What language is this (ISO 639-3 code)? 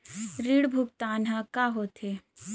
hne